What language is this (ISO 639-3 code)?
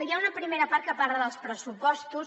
cat